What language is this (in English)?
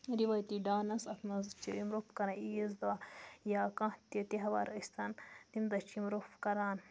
Kashmiri